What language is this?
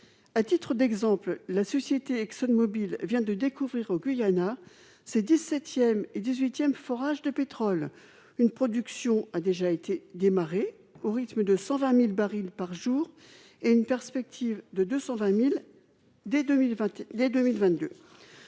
French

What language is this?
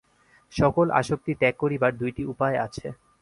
Bangla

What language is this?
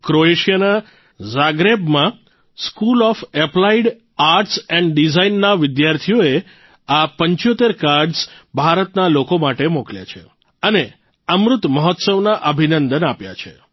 Gujarati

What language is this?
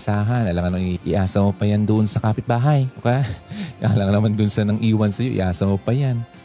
Filipino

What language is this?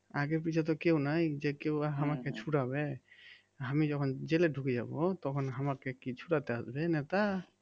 Bangla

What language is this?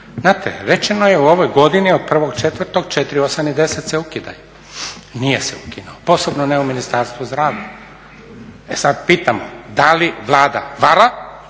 Croatian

